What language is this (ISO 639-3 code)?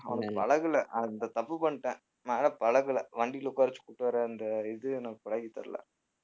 tam